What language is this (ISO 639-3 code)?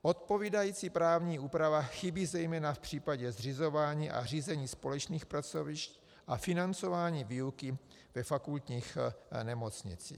ces